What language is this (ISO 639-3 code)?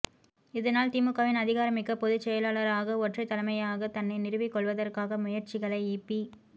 tam